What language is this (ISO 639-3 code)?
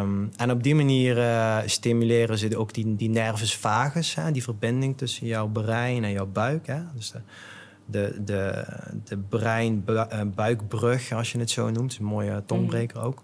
nld